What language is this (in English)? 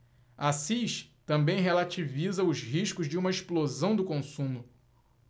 Portuguese